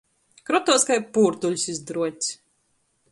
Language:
Latgalian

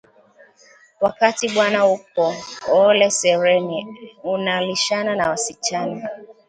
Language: Swahili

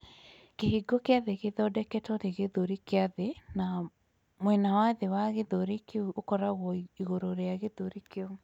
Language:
Kikuyu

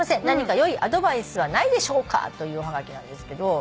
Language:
Japanese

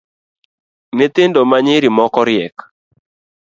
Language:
Luo (Kenya and Tanzania)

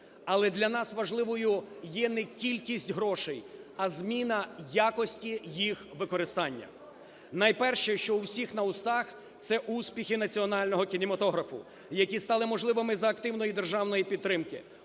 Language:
Ukrainian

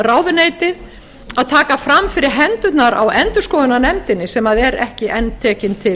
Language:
Icelandic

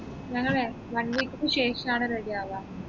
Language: Malayalam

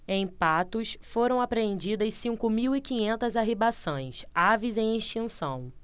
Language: Portuguese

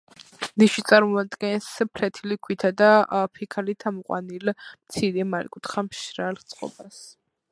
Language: Georgian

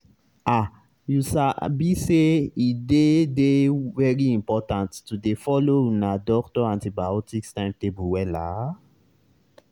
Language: Nigerian Pidgin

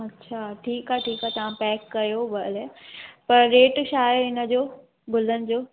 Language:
Sindhi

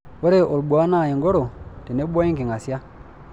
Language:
Masai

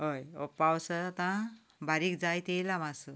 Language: Konkani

